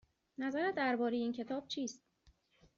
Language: Persian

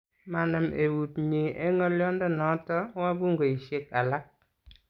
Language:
Kalenjin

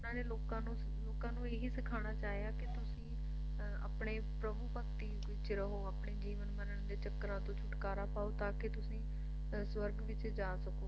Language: Punjabi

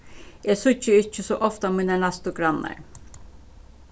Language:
Faroese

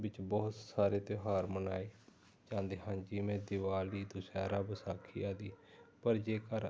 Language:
Punjabi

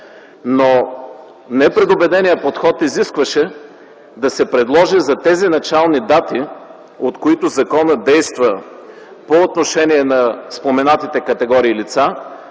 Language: Bulgarian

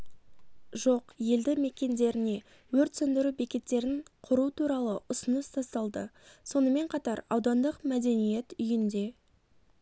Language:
Kazakh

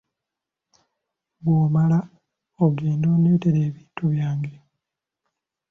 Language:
Ganda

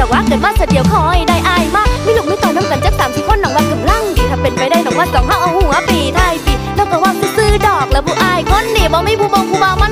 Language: Thai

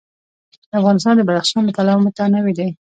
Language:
Pashto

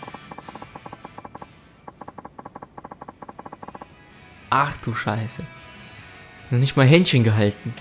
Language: German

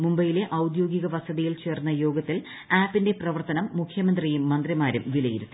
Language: Malayalam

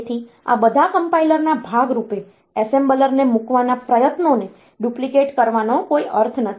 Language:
Gujarati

